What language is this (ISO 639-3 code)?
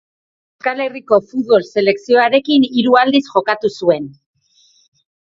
eus